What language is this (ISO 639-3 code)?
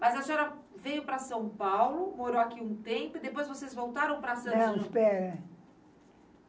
por